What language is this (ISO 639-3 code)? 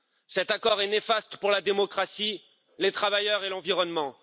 fra